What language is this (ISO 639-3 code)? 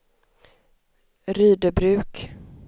swe